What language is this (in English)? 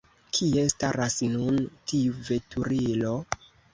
Esperanto